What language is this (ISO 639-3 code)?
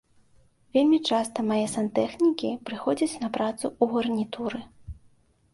bel